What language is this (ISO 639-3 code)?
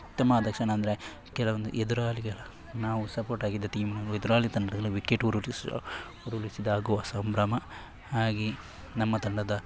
kan